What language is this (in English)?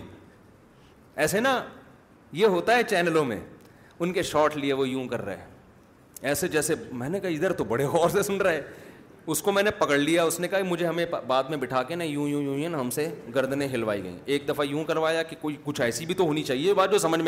Urdu